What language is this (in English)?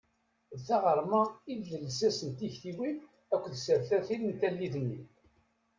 Kabyle